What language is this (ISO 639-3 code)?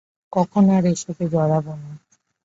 ben